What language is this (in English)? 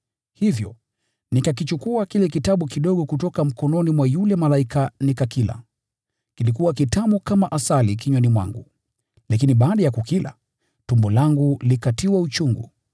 Swahili